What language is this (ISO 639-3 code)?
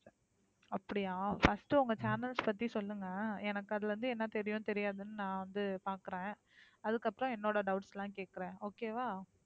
tam